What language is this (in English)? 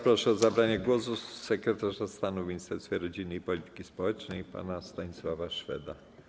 Polish